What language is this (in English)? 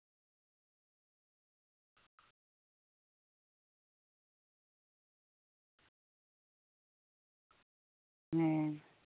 Santali